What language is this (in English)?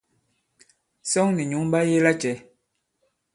Bankon